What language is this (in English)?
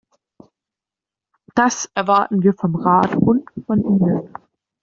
German